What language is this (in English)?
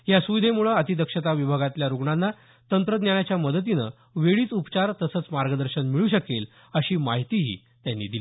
Marathi